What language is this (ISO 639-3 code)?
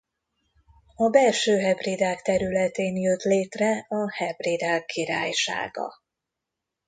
hun